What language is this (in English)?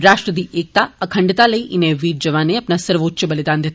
Dogri